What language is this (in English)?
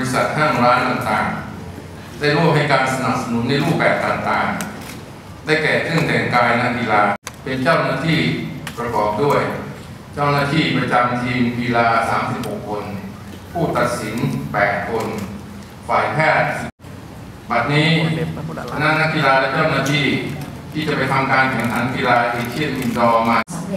Thai